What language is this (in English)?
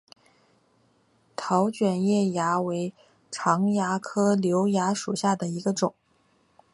Chinese